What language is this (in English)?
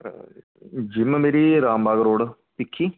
Punjabi